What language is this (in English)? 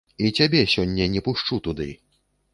Belarusian